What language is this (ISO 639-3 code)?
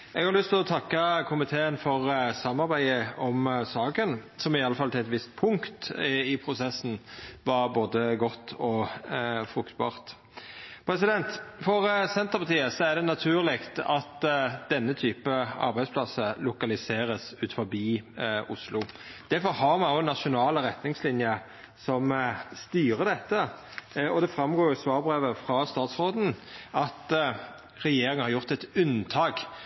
nno